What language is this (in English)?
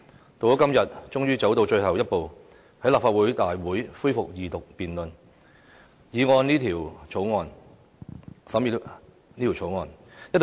Cantonese